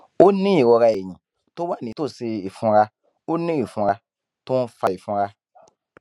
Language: Yoruba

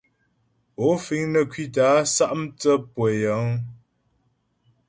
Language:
Ghomala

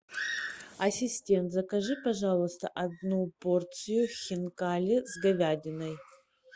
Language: Russian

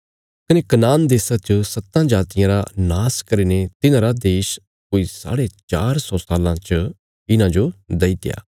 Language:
Bilaspuri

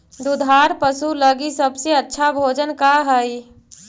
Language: Magahi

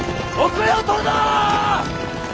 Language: Japanese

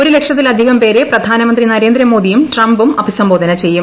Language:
Malayalam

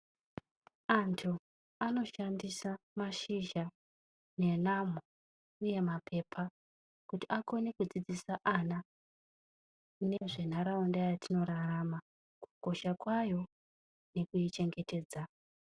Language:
Ndau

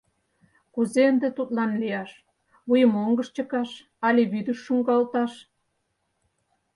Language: Mari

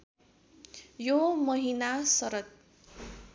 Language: Nepali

